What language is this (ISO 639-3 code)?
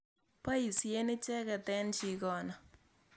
kln